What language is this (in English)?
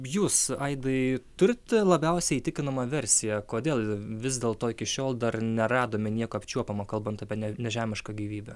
Lithuanian